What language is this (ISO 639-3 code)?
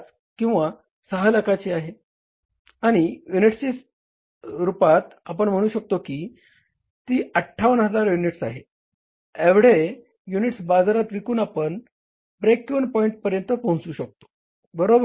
mar